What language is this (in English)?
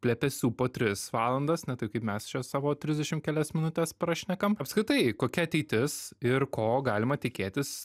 Lithuanian